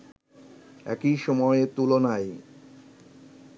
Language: Bangla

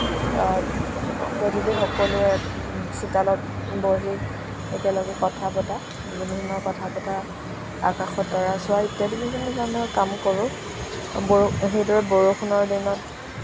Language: Assamese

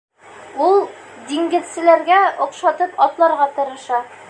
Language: Bashkir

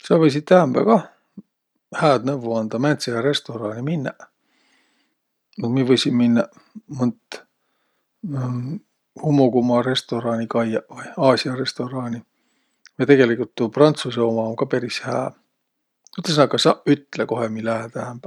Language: Võro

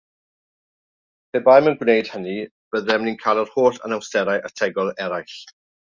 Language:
Welsh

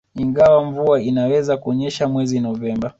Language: Swahili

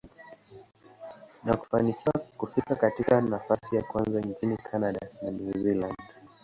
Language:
Swahili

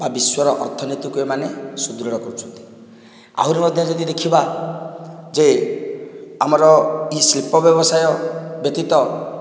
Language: Odia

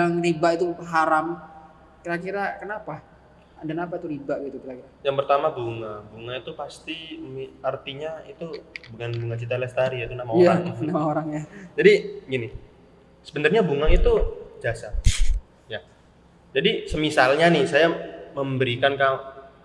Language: Indonesian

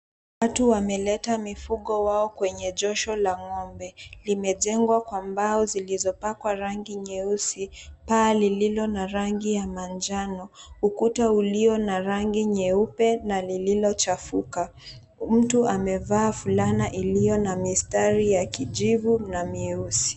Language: Swahili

